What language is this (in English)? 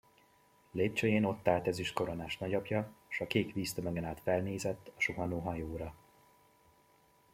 Hungarian